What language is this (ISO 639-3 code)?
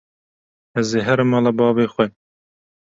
kur